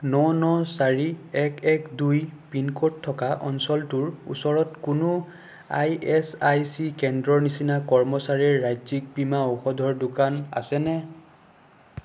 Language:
Assamese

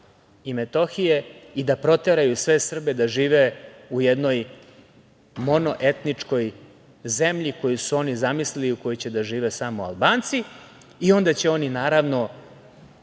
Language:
Serbian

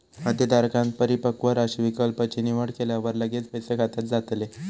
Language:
Marathi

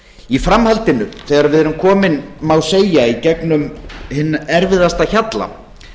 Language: Icelandic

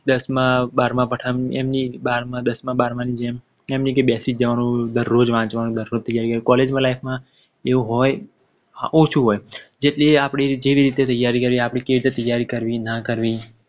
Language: Gujarati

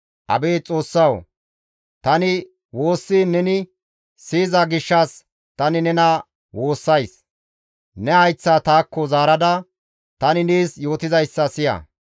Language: Gamo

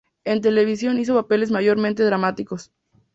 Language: Spanish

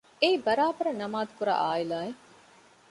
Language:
Divehi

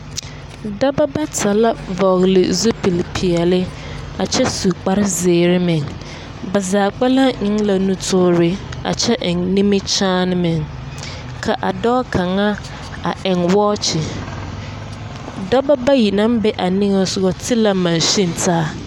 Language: Southern Dagaare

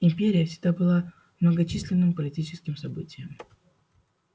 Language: Russian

